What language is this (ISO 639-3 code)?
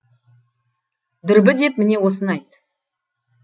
kaz